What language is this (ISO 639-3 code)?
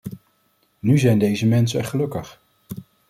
nld